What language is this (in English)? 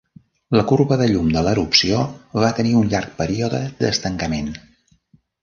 Catalan